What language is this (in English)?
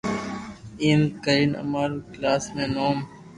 Loarki